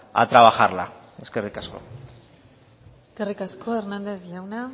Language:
Basque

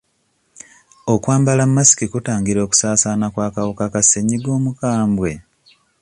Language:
Ganda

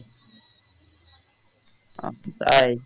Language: Bangla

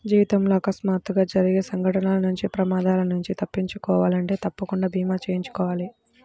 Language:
Telugu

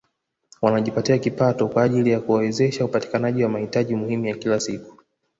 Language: Swahili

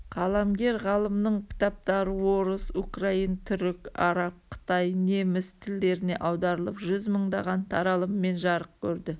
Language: Kazakh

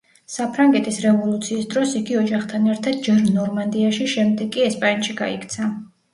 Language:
Georgian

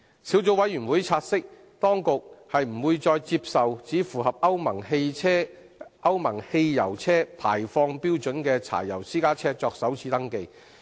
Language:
Cantonese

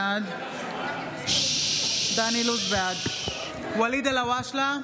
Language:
Hebrew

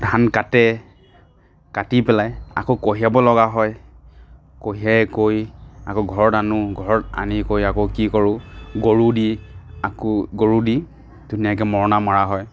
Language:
Assamese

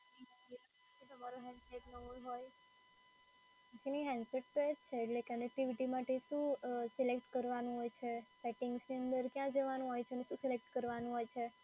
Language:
Gujarati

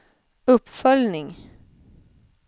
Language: Swedish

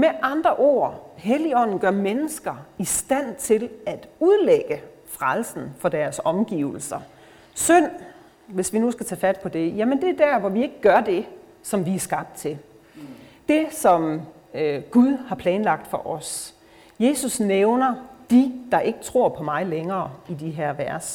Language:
Danish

